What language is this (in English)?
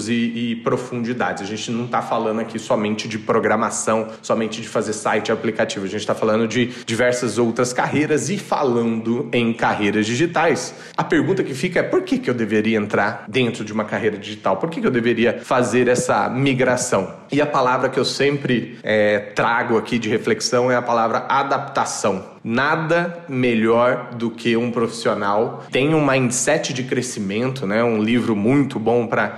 Portuguese